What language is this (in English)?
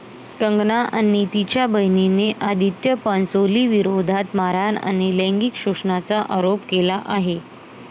Marathi